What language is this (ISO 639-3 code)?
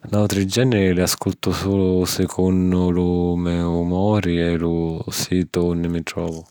scn